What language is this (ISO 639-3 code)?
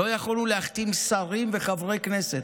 heb